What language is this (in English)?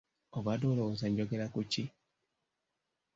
Ganda